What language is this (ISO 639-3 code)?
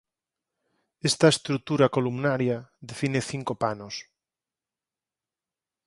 glg